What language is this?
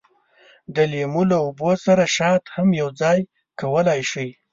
Pashto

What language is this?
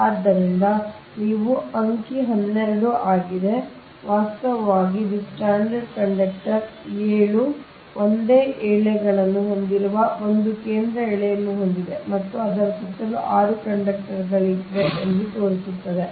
Kannada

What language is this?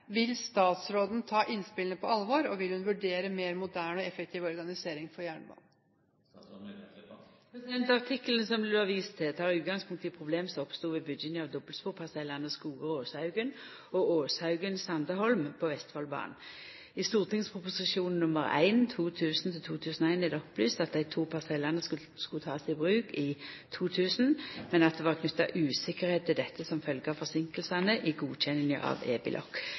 Norwegian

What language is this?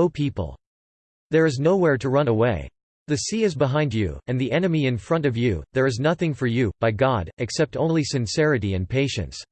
English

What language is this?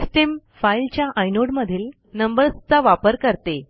Marathi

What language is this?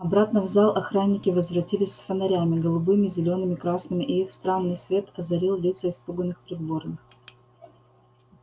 Russian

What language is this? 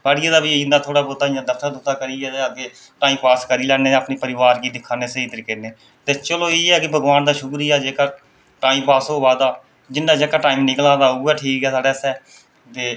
Dogri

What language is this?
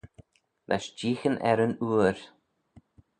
Manx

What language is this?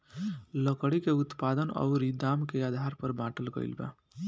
Bhojpuri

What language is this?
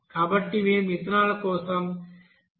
Telugu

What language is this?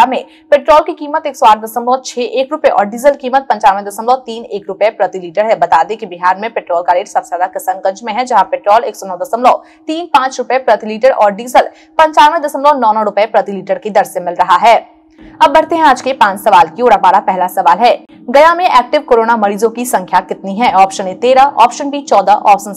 Hindi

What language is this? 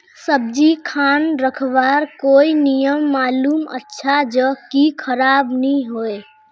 Magahi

